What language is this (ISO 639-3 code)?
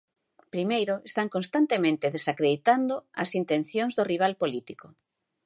glg